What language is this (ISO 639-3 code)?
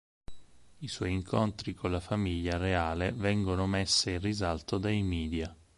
ita